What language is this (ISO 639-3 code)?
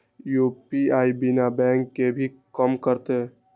mag